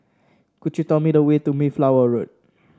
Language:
English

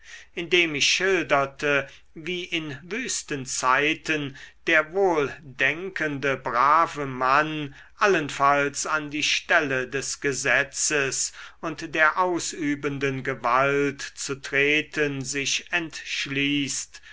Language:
German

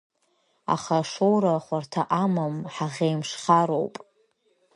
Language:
Abkhazian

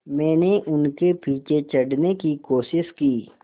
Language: Hindi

